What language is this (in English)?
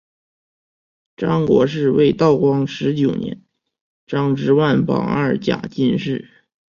Chinese